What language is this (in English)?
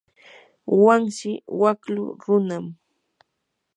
Yanahuanca Pasco Quechua